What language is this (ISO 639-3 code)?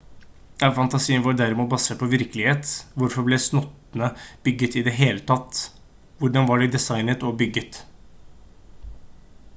nob